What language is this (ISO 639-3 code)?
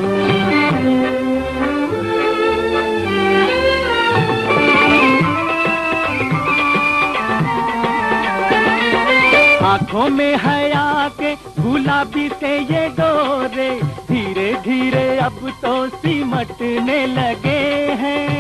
hin